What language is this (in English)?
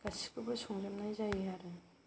Bodo